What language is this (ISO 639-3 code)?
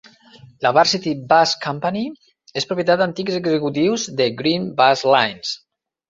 cat